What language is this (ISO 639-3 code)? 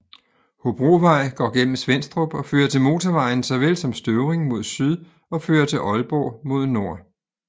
dan